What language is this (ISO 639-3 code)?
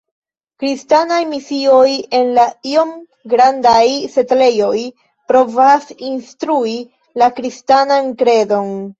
epo